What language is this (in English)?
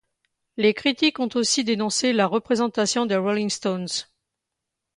French